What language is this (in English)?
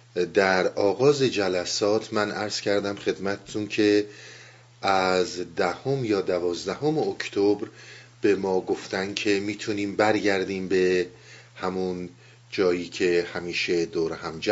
Persian